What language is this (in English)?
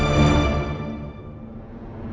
Indonesian